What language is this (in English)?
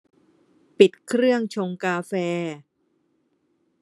Thai